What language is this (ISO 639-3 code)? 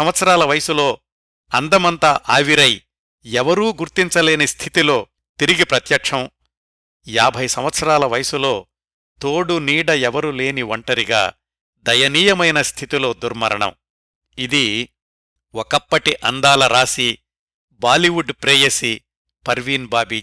tel